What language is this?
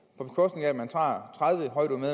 Danish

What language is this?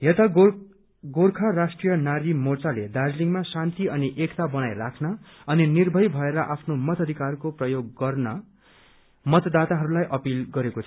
Nepali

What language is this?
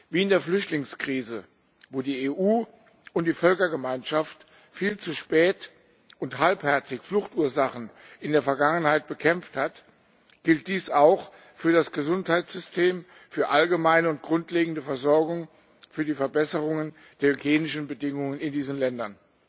German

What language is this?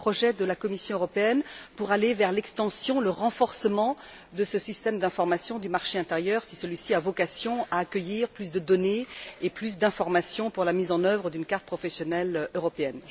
French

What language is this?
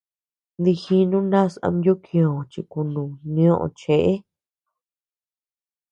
Tepeuxila Cuicatec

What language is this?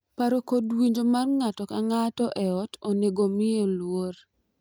Luo (Kenya and Tanzania)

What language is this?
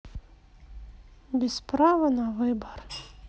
Russian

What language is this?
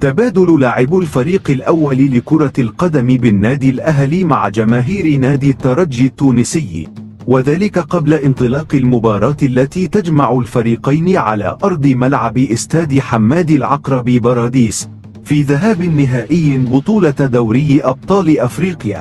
Arabic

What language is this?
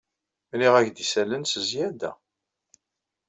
Kabyle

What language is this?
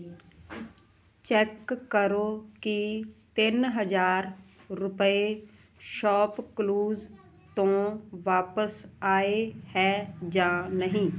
Punjabi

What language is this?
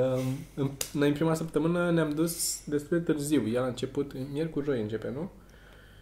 Romanian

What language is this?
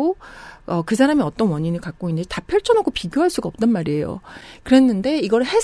Korean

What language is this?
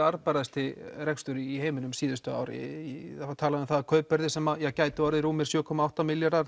Icelandic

